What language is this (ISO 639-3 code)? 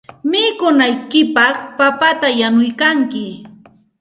qxt